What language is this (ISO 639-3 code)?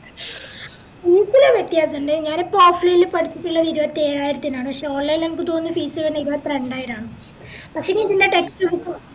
mal